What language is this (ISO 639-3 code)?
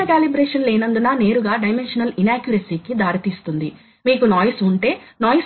tel